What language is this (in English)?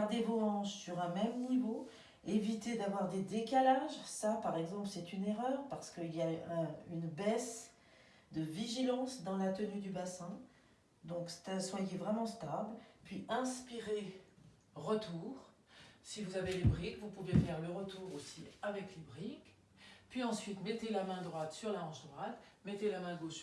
French